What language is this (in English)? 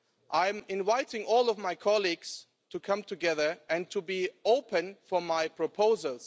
English